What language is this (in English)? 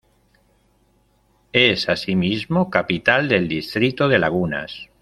Spanish